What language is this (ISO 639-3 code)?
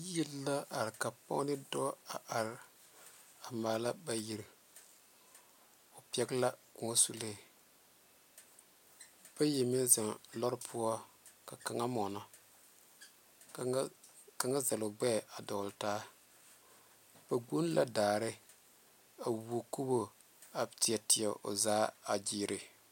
dga